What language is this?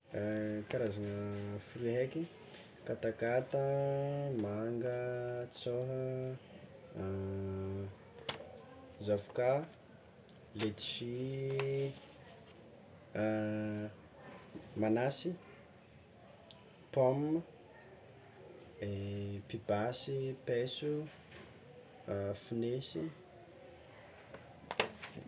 Tsimihety Malagasy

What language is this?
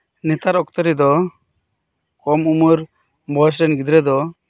Santali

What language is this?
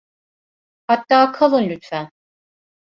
Turkish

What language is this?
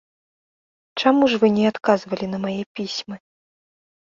Belarusian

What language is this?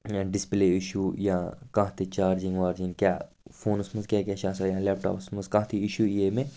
Kashmiri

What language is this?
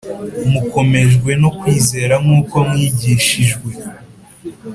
Kinyarwanda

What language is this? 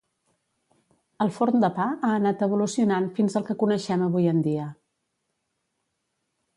Catalan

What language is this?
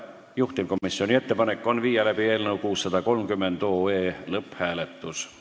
Estonian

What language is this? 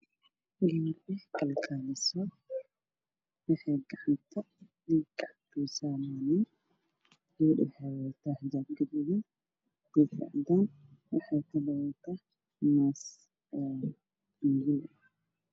Somali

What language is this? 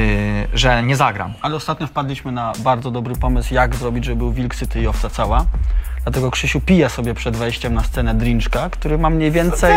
Polish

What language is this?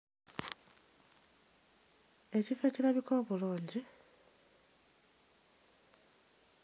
Ganda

